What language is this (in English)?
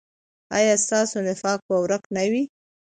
Pashto